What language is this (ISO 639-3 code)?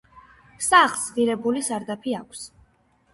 kat